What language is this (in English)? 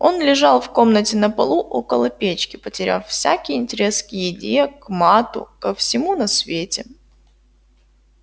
Russian